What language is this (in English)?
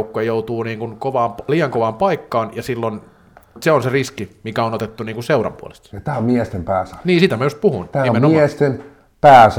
Finnish